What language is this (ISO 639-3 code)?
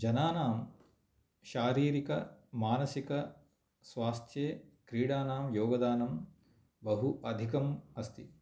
san